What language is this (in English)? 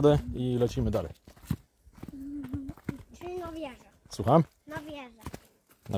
Polish